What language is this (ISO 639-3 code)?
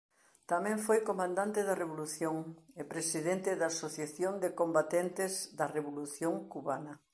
glg